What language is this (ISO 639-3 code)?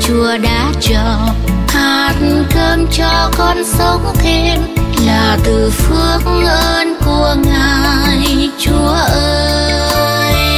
vie